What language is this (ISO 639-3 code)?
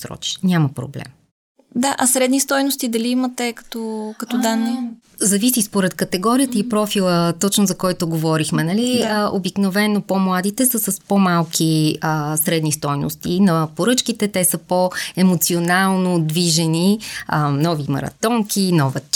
bul